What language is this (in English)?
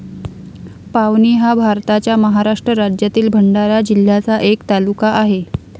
Marathi